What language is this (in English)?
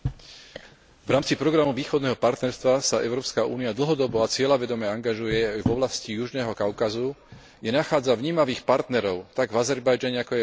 Slovak